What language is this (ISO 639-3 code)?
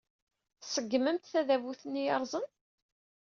kab